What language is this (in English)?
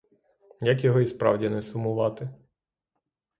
Ukrainian